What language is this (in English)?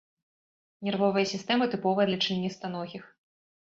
Belarusian